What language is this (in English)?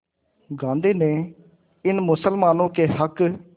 Hindi